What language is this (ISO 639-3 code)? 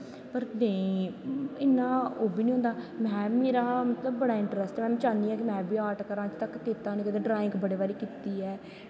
doi